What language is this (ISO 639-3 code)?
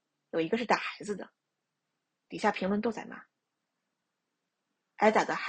zho